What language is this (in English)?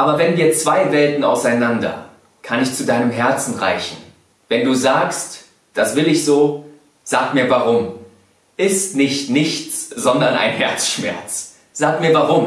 German